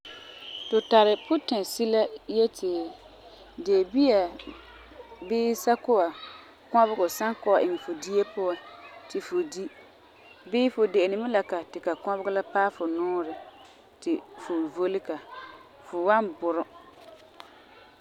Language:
Frafra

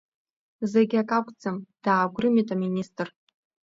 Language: Abkhazian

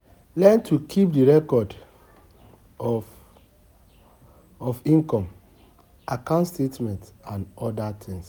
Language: Nigerian Pidgin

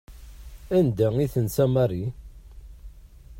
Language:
Kabyle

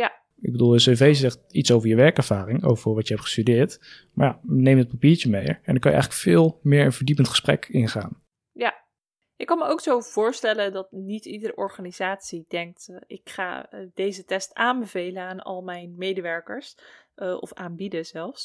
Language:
Dutch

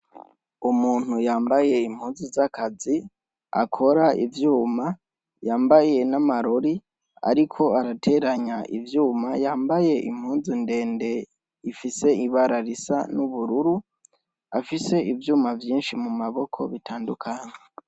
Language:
Rundi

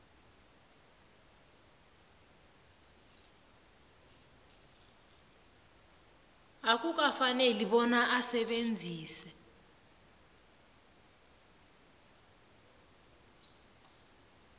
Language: South Ndebele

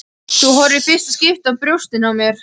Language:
Icelandic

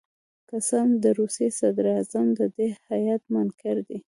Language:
Pashto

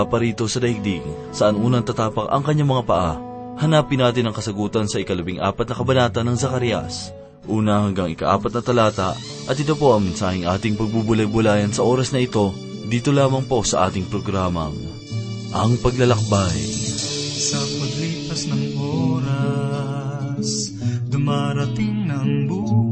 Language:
Filipino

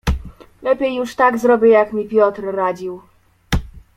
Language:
Polish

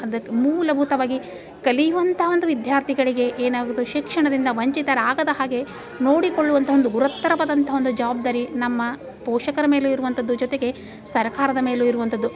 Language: Kannada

